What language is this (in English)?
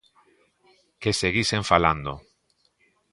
Galician